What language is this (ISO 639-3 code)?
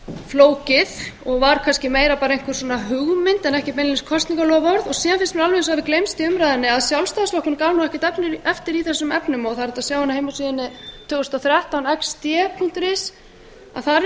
isl